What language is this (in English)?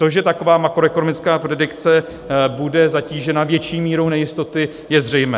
Czech